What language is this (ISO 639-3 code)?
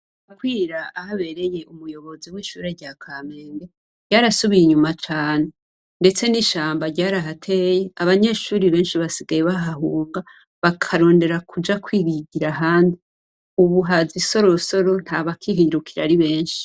run